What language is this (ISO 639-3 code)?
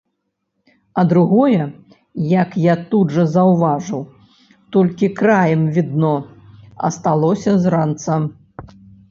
bel